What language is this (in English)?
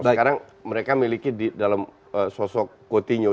Indonesian